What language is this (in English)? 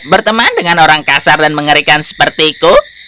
Indonesian